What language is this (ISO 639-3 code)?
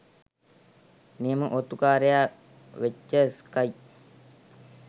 sin